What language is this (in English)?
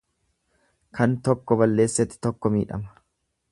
Oromo